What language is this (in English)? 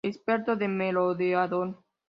Spanish